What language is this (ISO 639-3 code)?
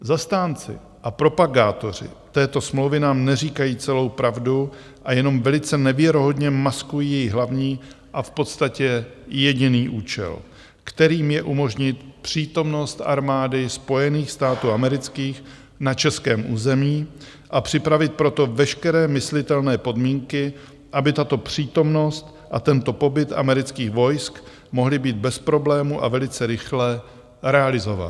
ces